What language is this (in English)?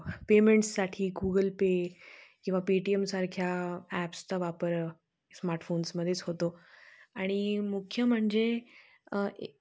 Marathi